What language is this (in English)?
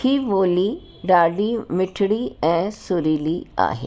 Sindhi